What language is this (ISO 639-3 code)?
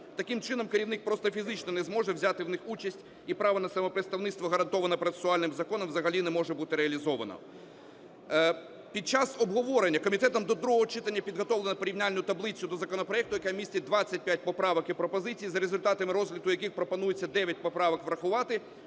ukr